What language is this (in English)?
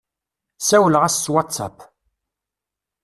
Kabyle